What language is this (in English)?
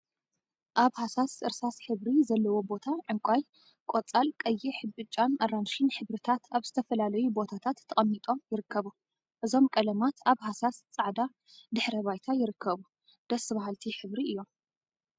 Tigrinya